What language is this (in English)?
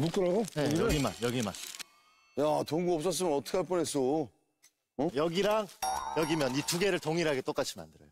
Korean